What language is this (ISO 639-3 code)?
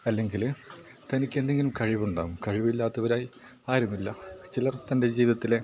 mal